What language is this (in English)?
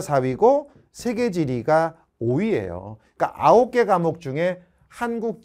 Korean